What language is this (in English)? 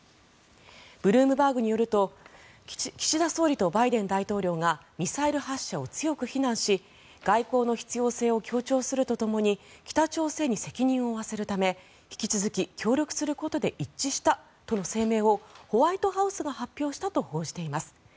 Japanese